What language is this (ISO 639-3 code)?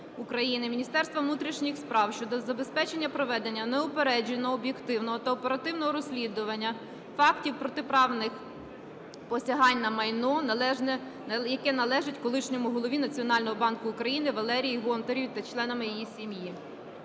ukr